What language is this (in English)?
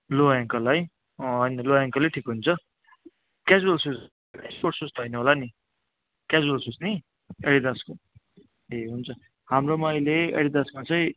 Nepali